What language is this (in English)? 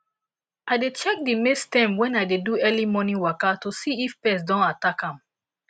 Nigerian Pidgin